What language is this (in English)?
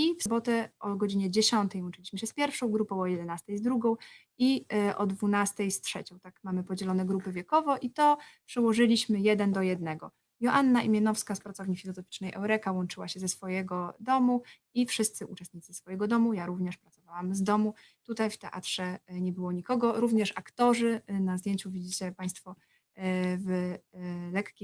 Polish